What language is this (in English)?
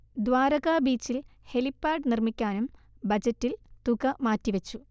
Malayalam